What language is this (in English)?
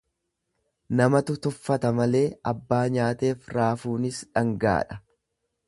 Oromo